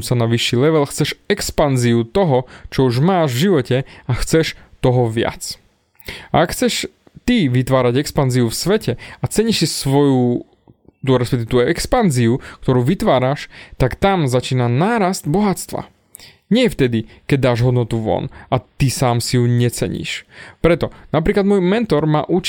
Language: Slovak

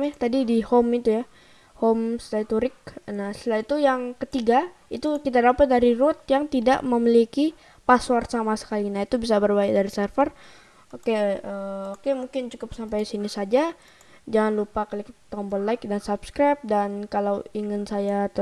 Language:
Indonesian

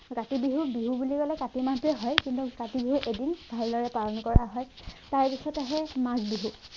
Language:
Assamese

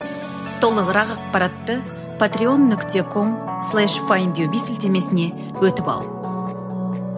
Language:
Kazakh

